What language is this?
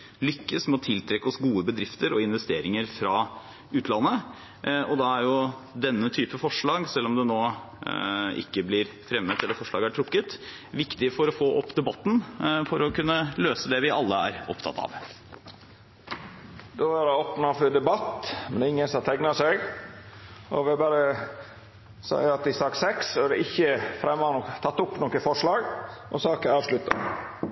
Norwegian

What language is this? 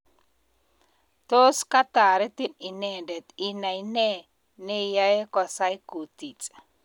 Kalenjin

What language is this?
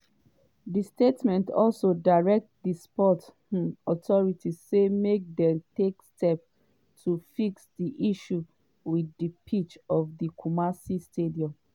Nigerian Pidgin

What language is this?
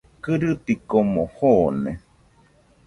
Nüpode Huitoto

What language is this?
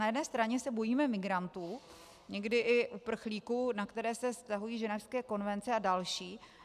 Czech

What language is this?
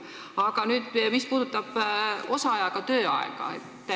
Estonian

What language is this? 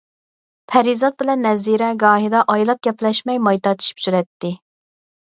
Uyghur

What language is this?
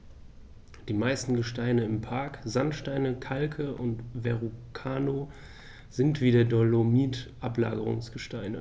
German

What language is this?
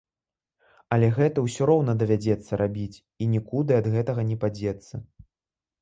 Belarusian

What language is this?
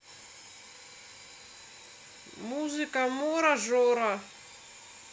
Russian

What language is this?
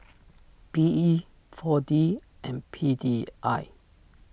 English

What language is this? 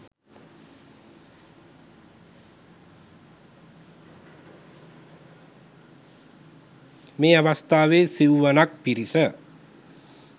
Sinhala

